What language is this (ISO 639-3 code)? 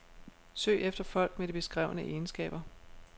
dan